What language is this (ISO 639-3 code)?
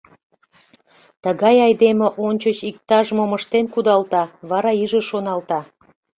chm